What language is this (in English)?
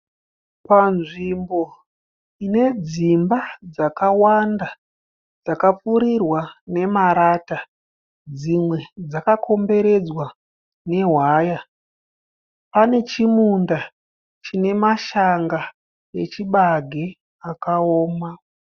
Shona